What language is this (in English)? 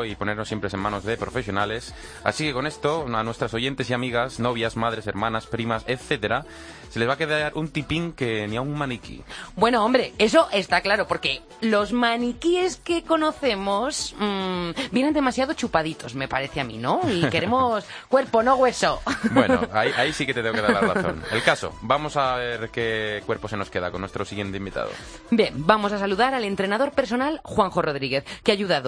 Spanish